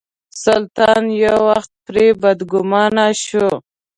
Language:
Pashto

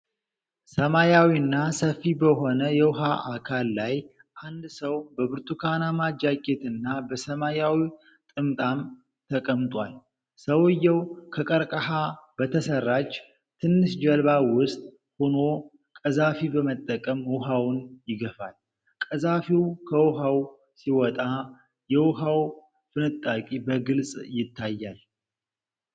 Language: Amharic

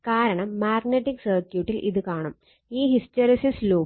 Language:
Malayalam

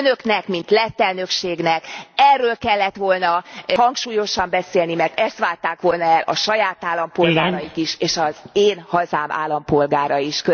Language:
Hungarian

